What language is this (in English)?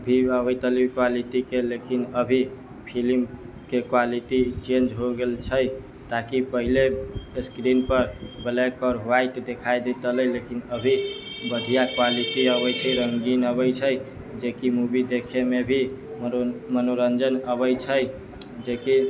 Maithili